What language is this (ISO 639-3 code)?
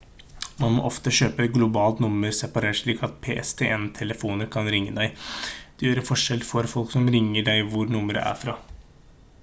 nob